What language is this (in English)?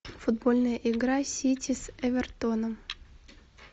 Russian